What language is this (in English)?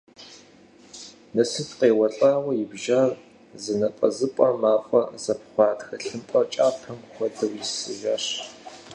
Kabardian